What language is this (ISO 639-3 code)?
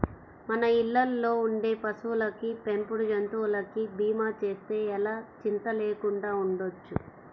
tel